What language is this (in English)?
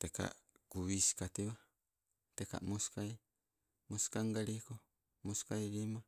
Sibe